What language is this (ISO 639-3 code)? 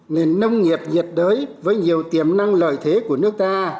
vie